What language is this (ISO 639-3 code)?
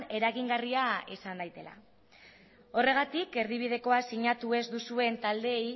eus